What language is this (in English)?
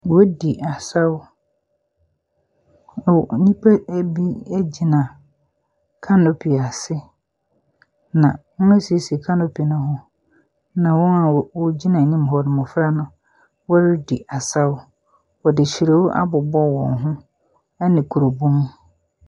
Akan